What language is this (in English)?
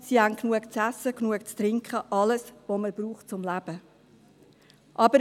Swiss German